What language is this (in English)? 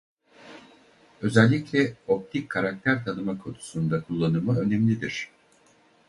Turkish